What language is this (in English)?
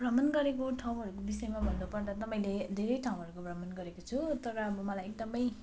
Nepali